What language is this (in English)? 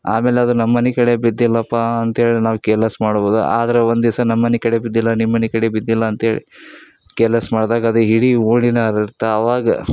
Kannada